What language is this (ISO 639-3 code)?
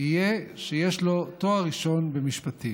heb